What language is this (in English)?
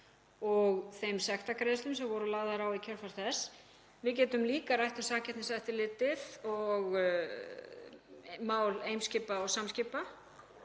Icelandic